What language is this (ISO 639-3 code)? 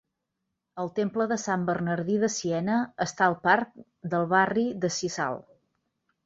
cat